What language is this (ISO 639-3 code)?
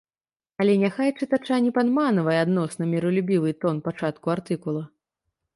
bel